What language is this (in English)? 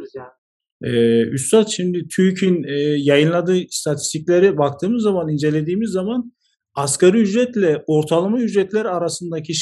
Turkish